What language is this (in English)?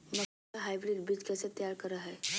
Magahi